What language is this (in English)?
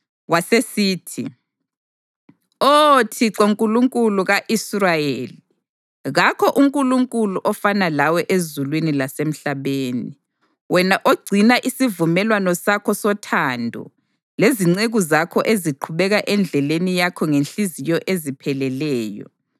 North Ndebele